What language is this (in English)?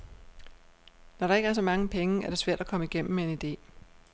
Danish